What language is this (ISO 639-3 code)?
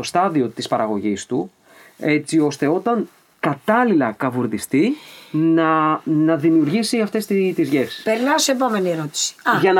ell